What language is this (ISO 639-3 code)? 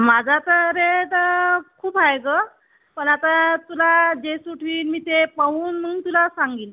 mar